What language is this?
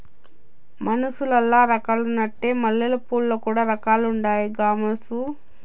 Telugu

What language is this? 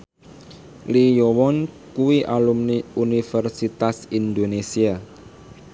Javanese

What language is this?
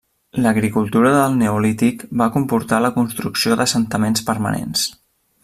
Catalan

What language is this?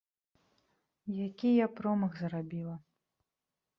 Belarusian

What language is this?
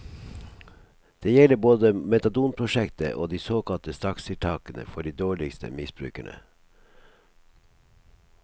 Norwegian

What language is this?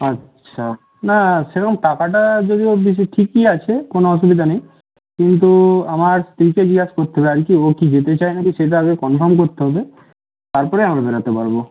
Bangla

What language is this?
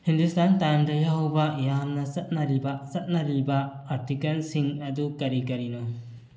Manipuri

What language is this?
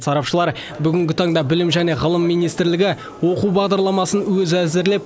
Kazakh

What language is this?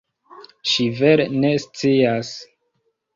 Esperanto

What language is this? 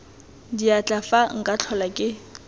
Tswana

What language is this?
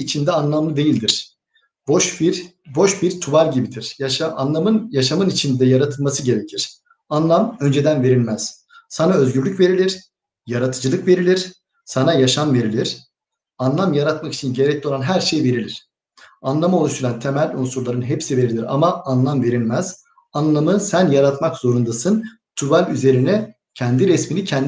Turkish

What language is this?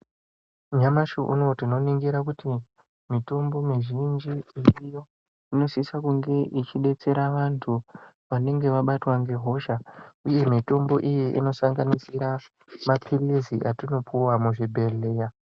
Ndau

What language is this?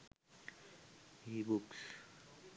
Sinhala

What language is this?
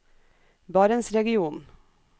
Norwegian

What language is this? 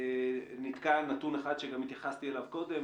Hebrew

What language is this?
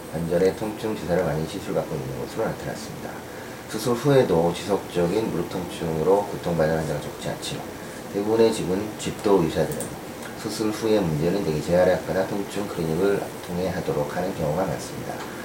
Korean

